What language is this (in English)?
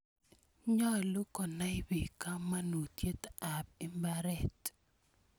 Kalenjin